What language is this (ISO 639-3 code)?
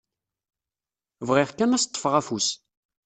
kab